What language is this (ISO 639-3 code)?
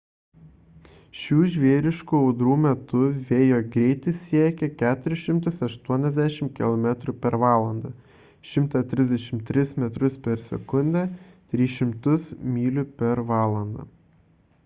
lit